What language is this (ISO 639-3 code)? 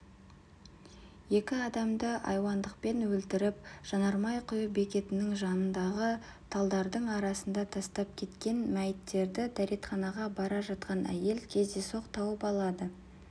kaz